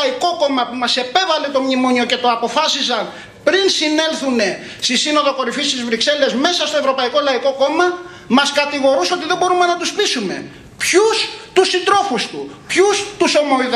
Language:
Greek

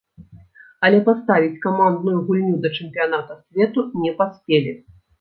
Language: Belarusian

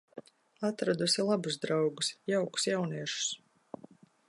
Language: Latvian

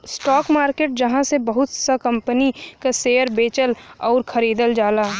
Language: Bhojpuri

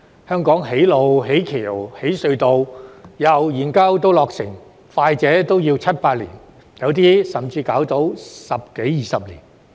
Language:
Cantonese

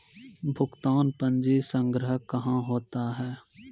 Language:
Maithili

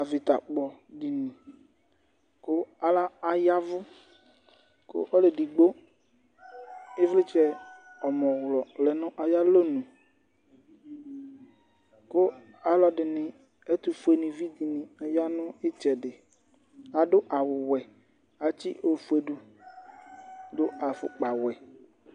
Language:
Ikposo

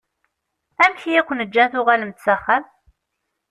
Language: Kabyle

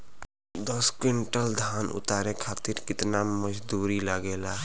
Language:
Bhojpuri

